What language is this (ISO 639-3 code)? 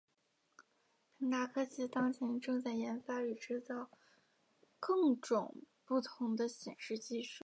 zho